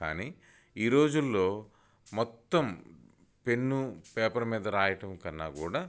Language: Telugu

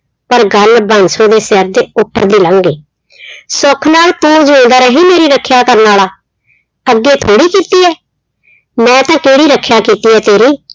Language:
Punjabi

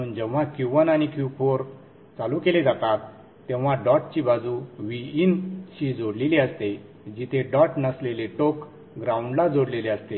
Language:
Marathi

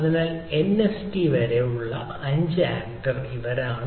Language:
Malayalam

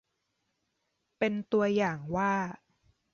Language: Thai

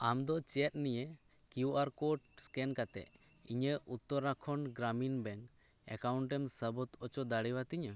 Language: Santali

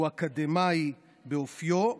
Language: Hebrew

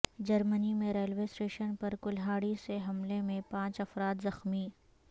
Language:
Urdu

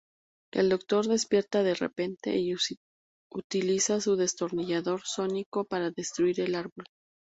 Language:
Spanish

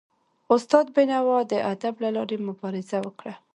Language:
Pashto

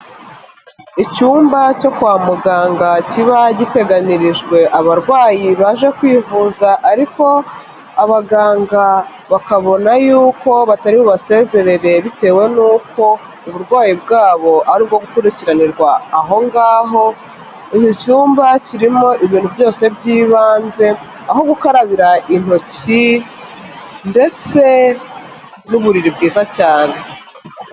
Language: Kinyarwanda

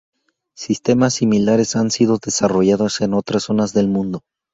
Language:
Spanish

